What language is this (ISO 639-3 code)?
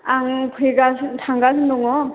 brx